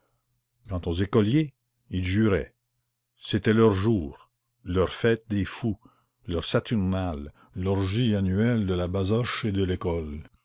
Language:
French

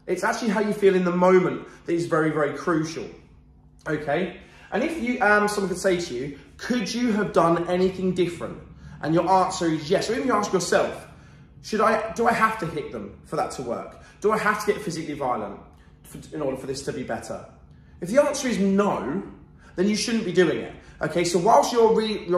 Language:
English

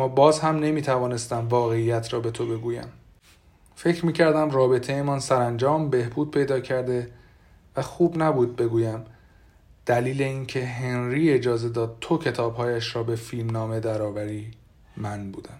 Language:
Persian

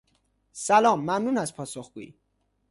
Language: Persian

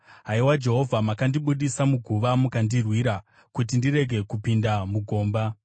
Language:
Shona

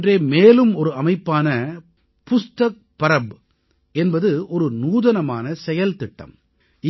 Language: Tamil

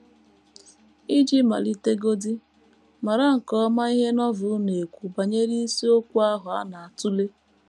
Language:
Igbo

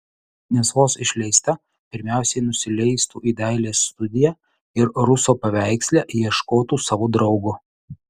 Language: Lithuanian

